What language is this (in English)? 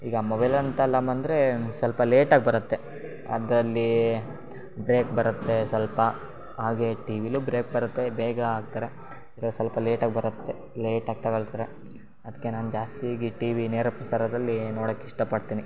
Kannada